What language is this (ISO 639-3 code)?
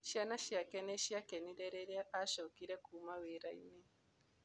kik